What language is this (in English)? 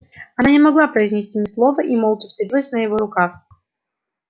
Russian